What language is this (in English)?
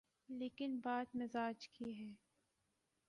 Urdu